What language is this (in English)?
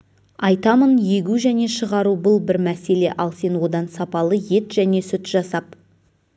Kazakh